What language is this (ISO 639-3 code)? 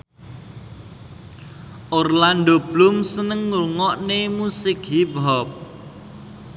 jav